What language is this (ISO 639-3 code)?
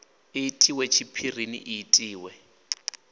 ven